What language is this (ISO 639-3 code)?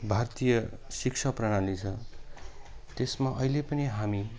nep